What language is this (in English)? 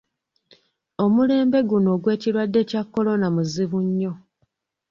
Ganda